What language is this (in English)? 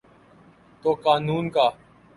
Urdu